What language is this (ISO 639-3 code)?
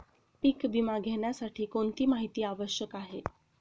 mar